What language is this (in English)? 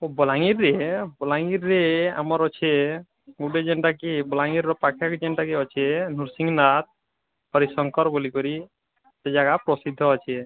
Odia